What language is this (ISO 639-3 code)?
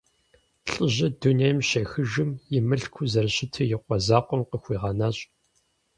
kbd